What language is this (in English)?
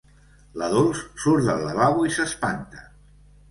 Catalan